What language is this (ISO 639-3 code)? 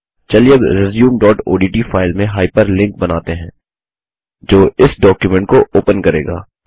hin